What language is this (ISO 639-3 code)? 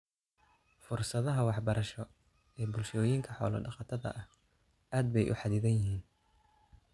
som